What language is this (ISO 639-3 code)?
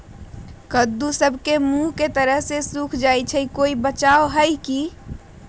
mag